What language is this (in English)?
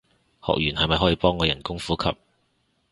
Cantonese